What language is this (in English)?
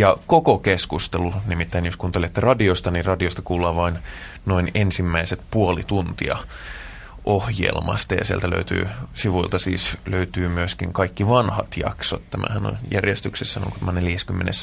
Finnish